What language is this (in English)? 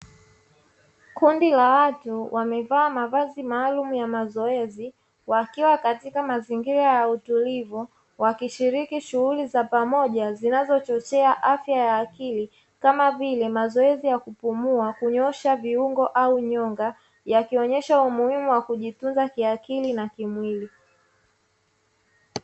Swahili